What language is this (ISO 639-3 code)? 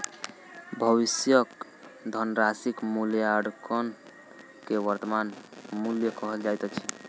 mai